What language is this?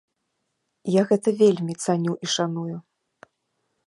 Belarusian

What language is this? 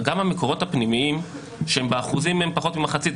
Hebrew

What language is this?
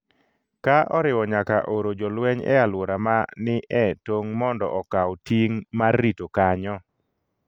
Luo (Kenya and Tanzania)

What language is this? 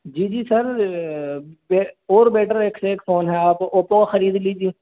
Urdu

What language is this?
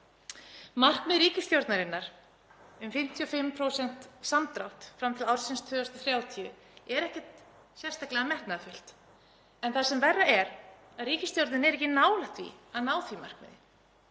Icelandic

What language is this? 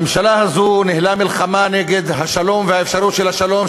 Hebrew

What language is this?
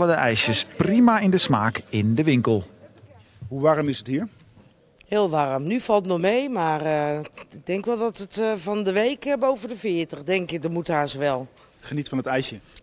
Dutch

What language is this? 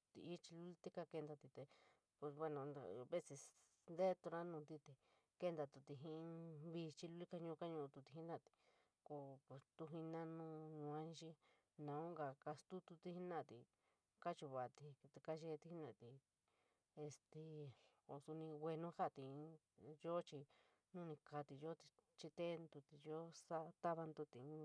San Miguel El Grande Mixtec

